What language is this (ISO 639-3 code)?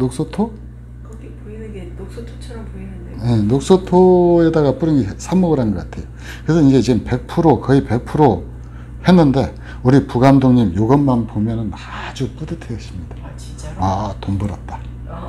kor